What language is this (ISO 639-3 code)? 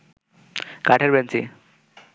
ben